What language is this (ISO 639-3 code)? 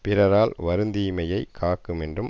tam